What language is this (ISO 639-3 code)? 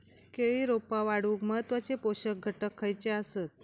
mar